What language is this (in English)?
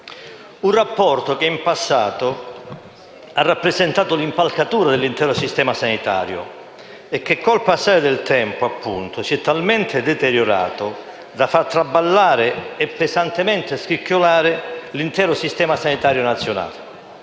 Italian